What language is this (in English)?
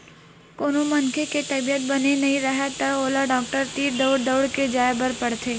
Chhattisgarhi